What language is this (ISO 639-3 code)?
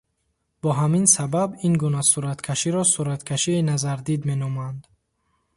tgk